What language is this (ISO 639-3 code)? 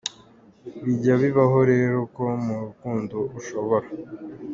kin